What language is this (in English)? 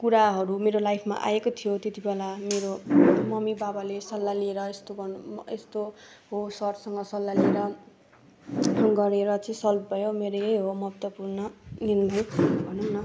Nepali